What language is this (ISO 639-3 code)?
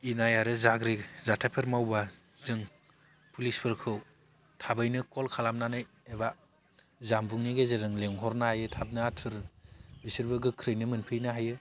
brx